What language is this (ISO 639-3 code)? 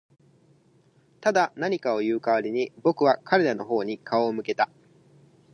jpn